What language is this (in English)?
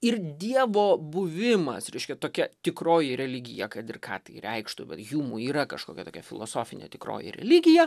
Lithuanian